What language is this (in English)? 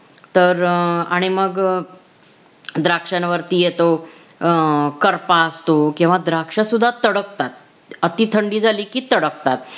Marathi